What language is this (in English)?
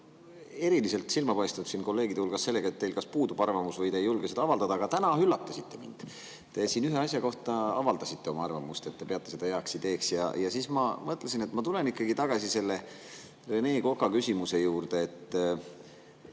Estonian